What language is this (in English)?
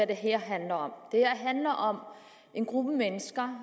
Danish